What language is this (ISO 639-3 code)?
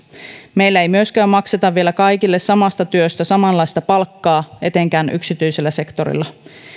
fin